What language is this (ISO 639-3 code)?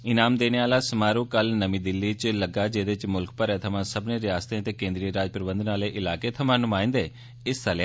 doi